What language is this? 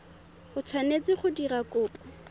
Tswana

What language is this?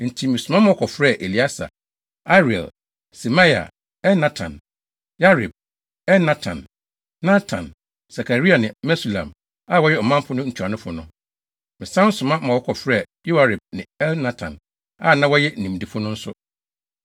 Akan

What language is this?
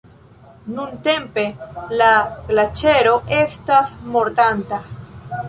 Esperanto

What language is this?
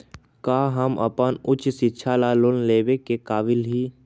Magahi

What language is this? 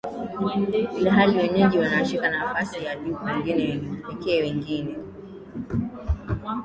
Swahili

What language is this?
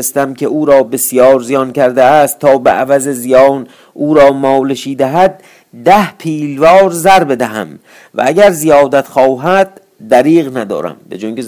Persian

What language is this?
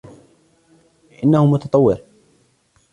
Arabic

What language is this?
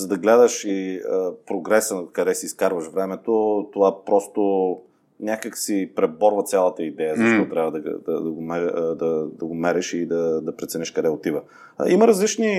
Bulgarian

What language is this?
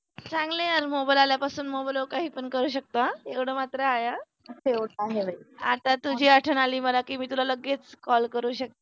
Marathi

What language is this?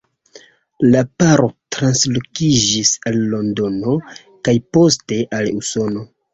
Esperanto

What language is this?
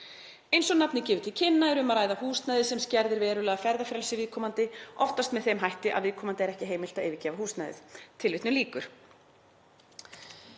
Icelandic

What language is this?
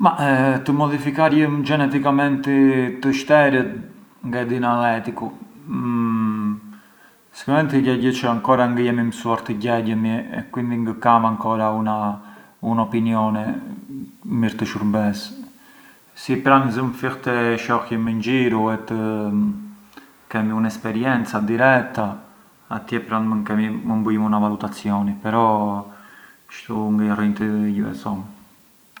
Arbëreshë Albanian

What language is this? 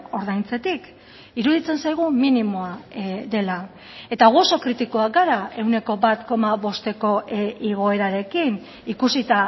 Basque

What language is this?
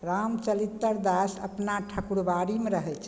Maithili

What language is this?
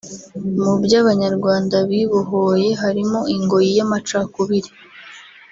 Kinyarwanda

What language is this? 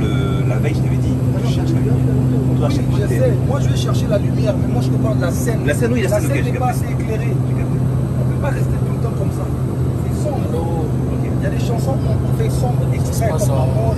French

